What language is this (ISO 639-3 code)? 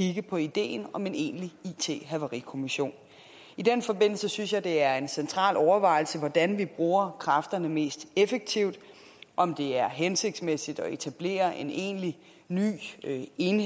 dan